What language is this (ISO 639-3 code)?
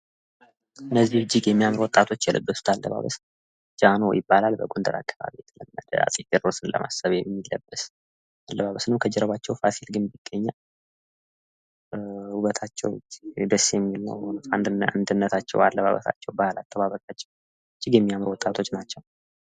amh